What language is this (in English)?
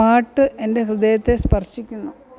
Malayalam